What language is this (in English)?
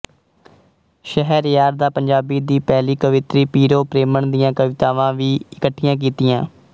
Punjabi